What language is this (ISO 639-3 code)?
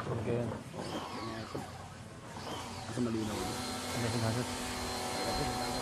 tha